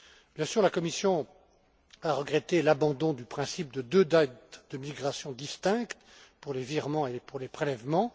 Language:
French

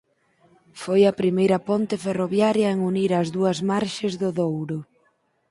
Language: Galician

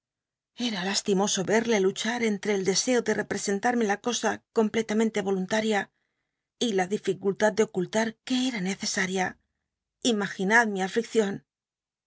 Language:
Spanish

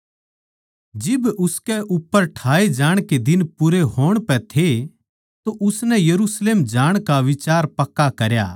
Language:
Haryanvi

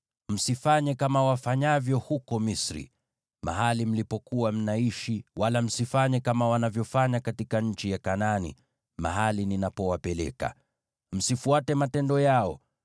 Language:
Swahili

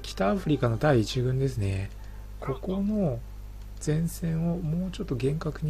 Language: Japanese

